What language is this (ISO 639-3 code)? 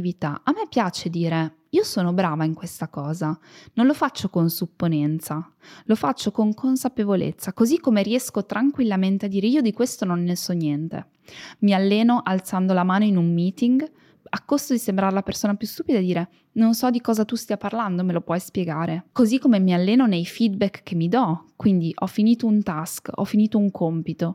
ita